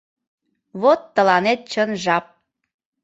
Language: Mari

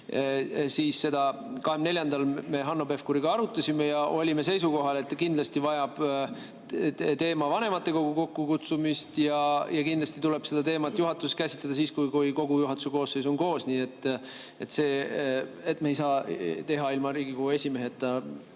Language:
Estonian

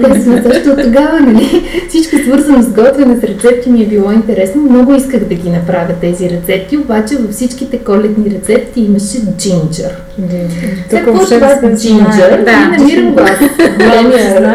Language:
Bulgarian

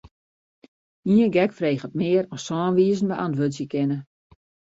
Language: Western Frisian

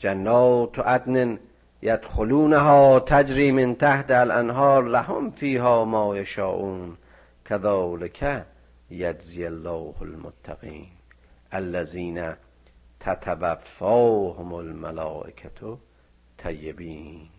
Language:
Persian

